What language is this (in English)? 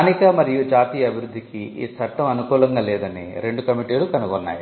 Telugu